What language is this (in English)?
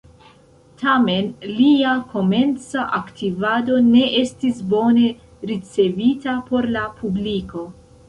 Esperanto